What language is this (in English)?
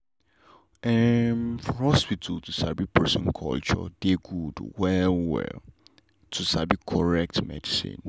Nigerian Pidgin